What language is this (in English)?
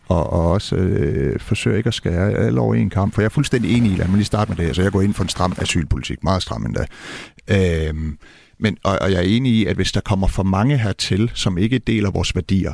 Danish